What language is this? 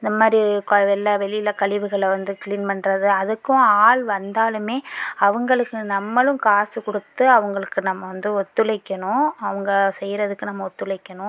Tamil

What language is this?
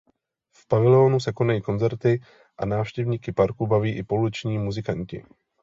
Czech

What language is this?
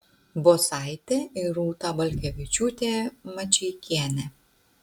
Lithuanian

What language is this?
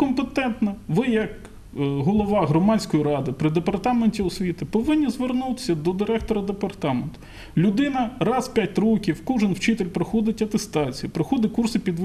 Ukrainian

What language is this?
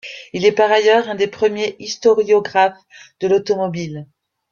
French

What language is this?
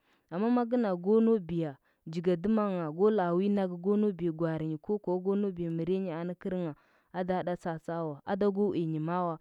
Huba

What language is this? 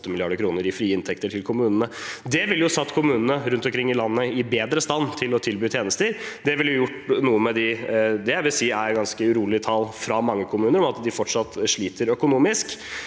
Norwegian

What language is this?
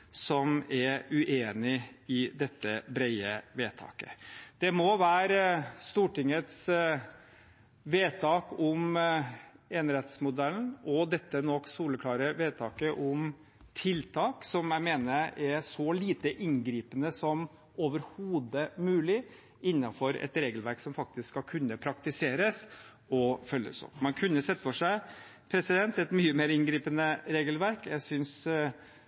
Norwegian Bokmål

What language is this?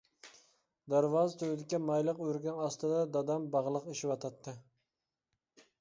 Uyghur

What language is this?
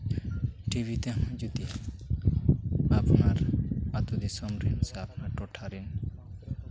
Santali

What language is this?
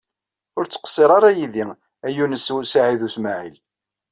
Kabyle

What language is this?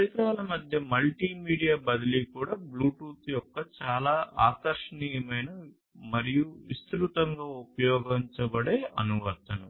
Telugu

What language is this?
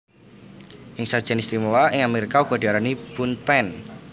Javanese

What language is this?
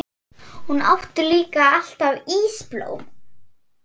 Icelandic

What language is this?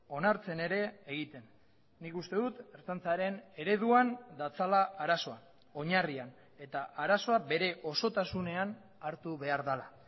Basque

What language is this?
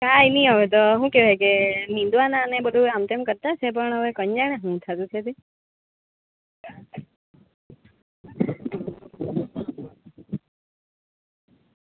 Gujarati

